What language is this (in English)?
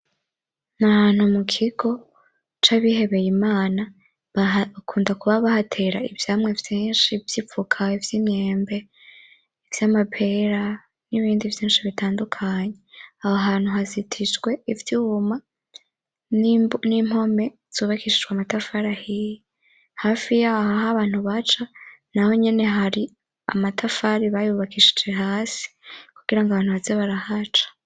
Rundi